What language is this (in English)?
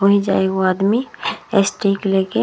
Bhojpuri